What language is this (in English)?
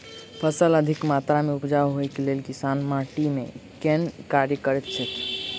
Maithili